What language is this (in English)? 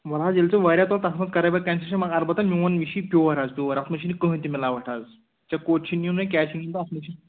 Kashmiri